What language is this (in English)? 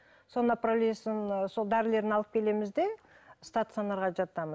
Kazakh